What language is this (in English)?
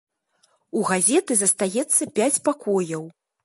Belarusian